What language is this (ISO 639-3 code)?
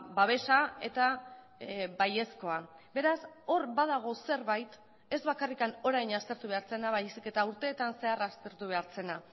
eus